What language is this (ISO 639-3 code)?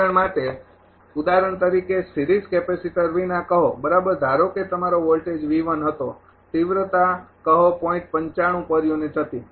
guj